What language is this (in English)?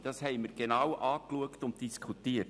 Swiss German